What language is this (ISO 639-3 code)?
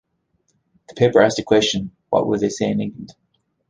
eng